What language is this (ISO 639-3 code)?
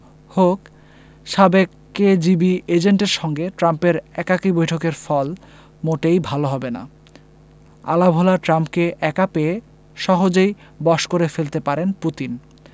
ben